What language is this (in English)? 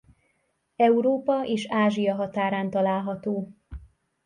Hungarian